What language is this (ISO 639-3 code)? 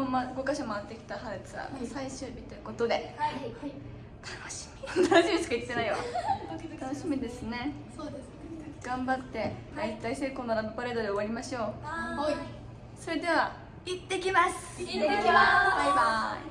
jpn